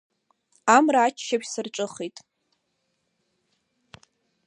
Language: Abkhazian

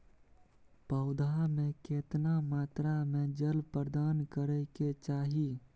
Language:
Maithili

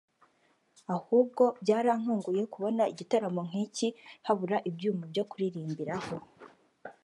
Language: Kinyarwanda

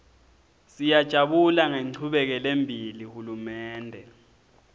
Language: Swati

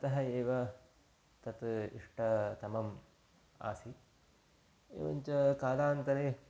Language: Sanskrit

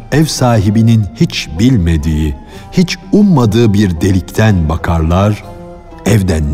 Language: Turkish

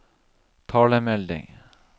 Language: Norwegian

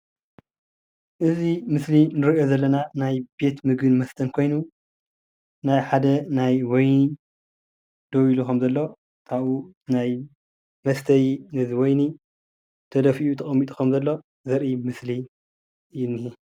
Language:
Tigrinya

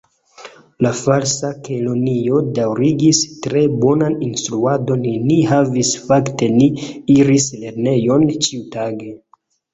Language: Esperanto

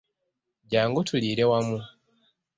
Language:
Ganda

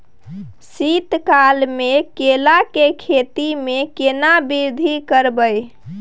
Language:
Maithili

